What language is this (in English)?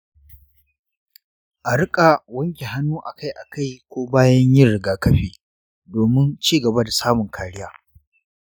Hausa